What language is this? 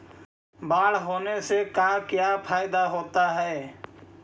Magahi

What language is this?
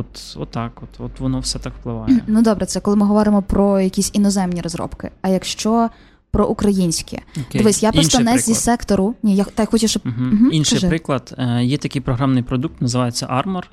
Ukrainian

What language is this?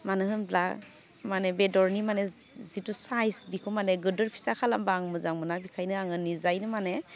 Bodo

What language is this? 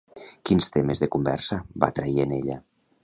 Catalan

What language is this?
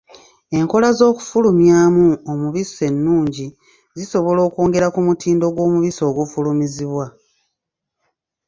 Ganda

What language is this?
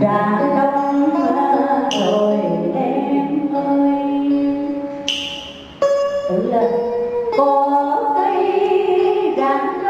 Vietnamese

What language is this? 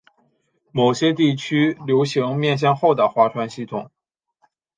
Chinese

